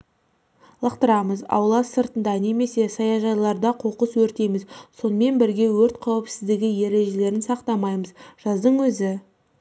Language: Kazakh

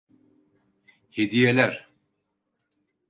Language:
Turkish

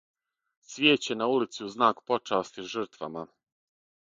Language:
Serbian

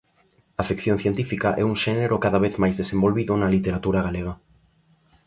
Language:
Galician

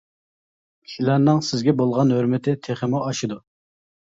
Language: Uyghur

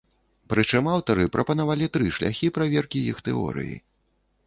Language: Belarusian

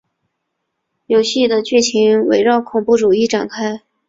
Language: Chinese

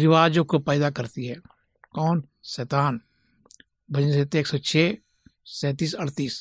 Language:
Hindi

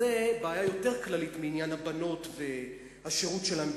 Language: Hebrew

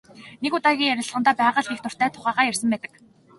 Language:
Mongolian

